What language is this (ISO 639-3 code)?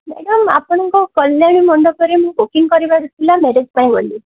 ori